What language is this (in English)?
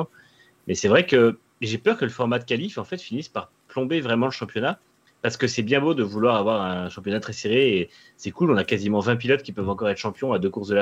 French